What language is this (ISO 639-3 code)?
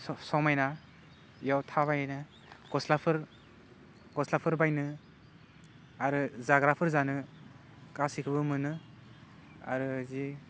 brx